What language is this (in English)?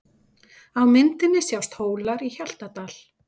Icelandic